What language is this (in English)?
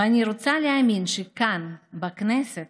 Hebrew